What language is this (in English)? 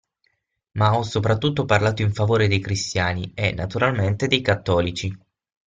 Italian